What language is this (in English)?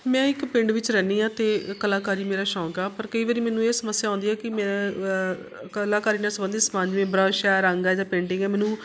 Punjabi